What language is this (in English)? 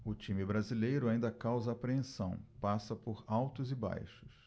Portuguese